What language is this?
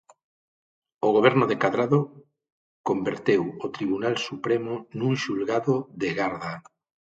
Galician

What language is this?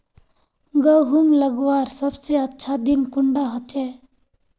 Magahi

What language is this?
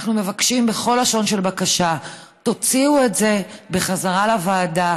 Hebrew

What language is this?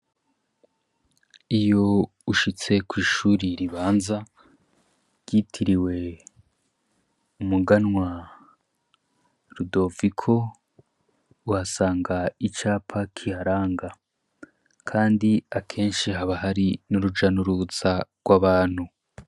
Rundi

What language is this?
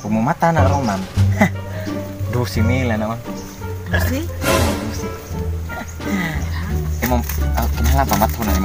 Indonesian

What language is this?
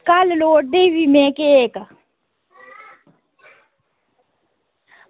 Dogri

